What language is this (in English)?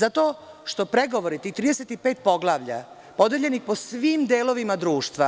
Serbian